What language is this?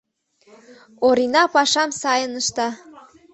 Mari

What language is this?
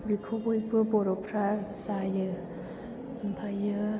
Bodo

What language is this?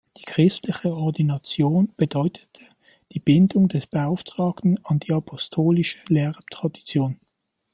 German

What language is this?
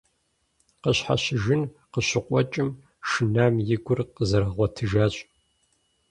Kabardian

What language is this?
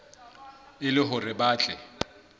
Southern Sotho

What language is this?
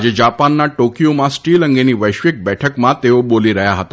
Gujarati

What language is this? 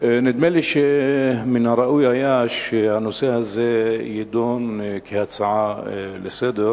Hebrew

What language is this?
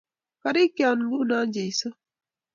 Kalenjin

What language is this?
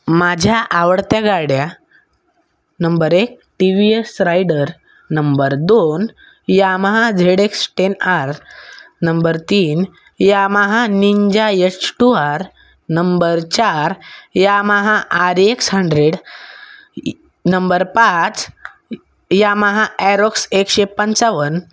Marathi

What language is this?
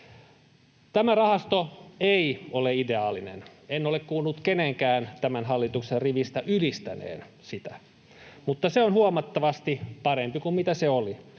Finnish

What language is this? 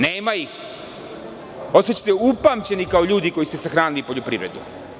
Serbian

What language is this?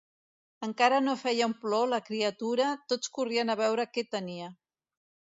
Catalan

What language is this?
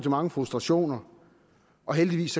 Danish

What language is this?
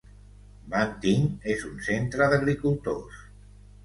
Catalan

